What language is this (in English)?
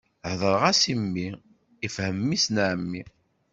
Kabyle